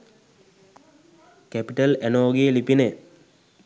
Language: Sinhala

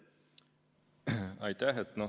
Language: Estonian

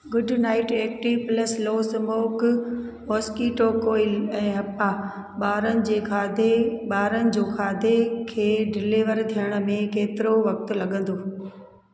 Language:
Sindhi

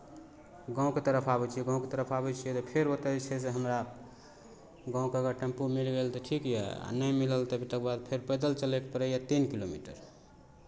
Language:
Maithili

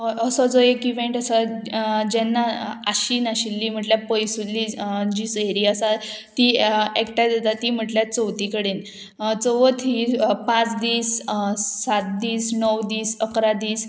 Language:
Konkani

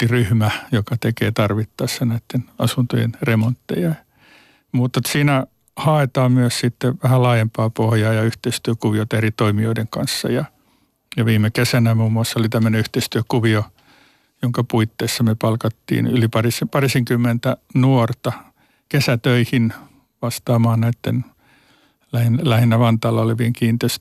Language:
Finnish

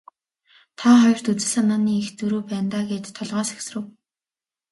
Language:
Mongolian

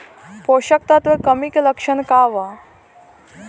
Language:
Bhojpuri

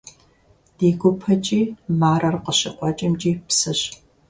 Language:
Kabardian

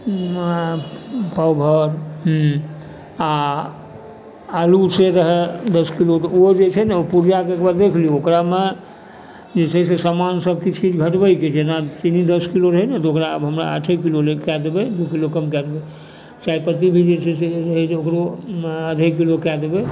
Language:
Maithili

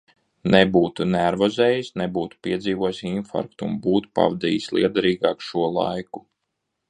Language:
Latvian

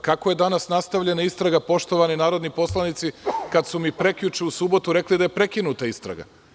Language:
Serbian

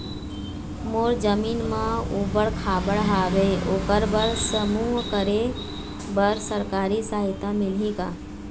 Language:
Chhattisgarhi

